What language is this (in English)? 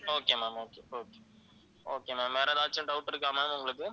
Tamil